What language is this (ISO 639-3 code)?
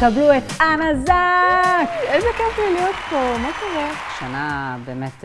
heb